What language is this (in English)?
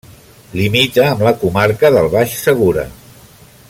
Catalan